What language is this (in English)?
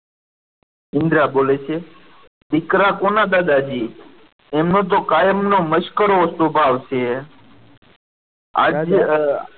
Gujarati